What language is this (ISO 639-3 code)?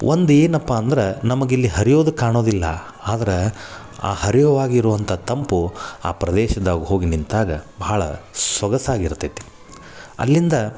kan